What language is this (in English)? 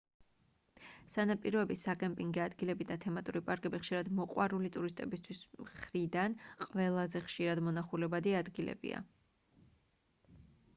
Georgian